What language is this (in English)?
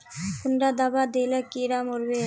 Magahi